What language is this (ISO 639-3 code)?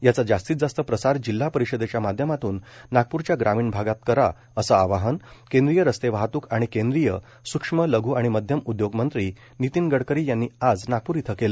mar